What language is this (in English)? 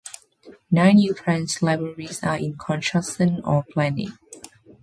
English